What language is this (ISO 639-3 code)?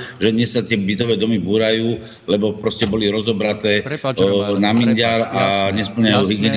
slk